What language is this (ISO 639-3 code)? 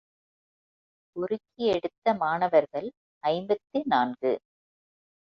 tam